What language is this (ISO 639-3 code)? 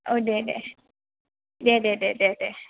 brx